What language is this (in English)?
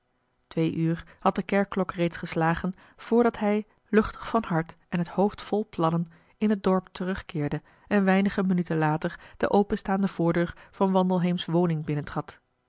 Dutch